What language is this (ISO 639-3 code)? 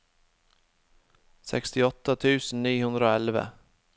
nor